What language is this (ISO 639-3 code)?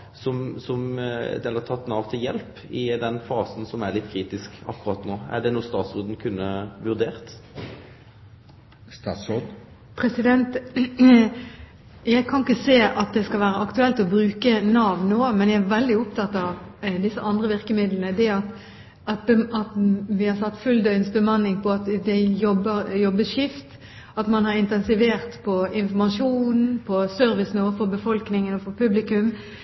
nor